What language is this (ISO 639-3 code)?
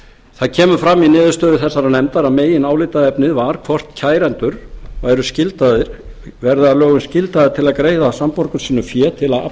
isl